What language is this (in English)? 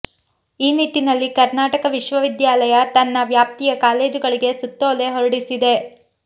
Kannada